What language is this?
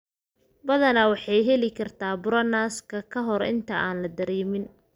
Somali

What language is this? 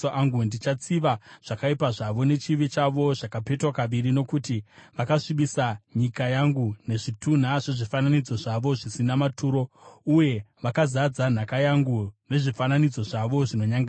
Shona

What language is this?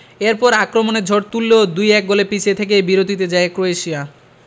Bangla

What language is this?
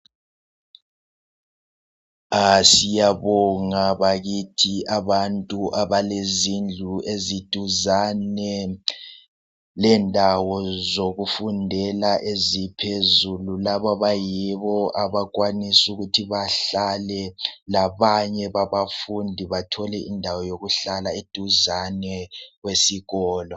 North Ndebele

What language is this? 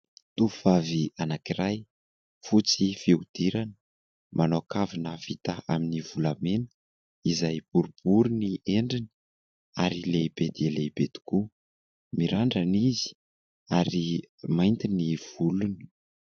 Malagasy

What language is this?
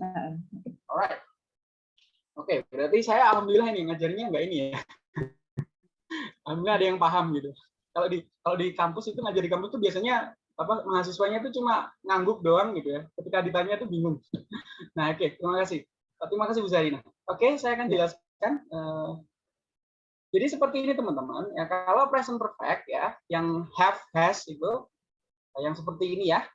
Indonesian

